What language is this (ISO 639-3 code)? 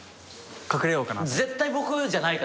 jpn